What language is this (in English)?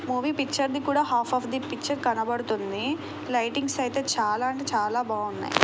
Telugu